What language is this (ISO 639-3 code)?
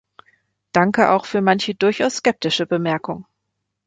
deu